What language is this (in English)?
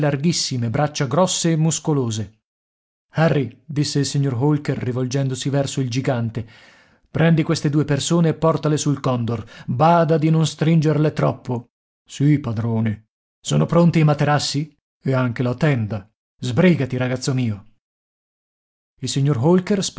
Italian